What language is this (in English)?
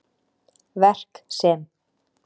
Icelandic